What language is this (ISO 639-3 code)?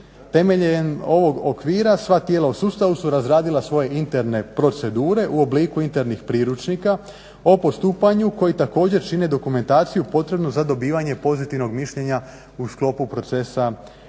hrv